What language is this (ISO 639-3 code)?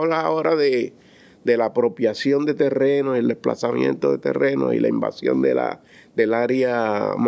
spa